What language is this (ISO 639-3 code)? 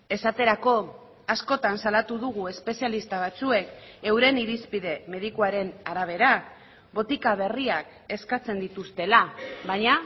eus